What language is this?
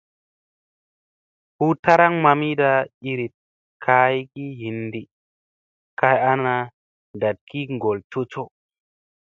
Musey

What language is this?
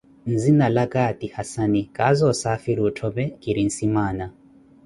Koti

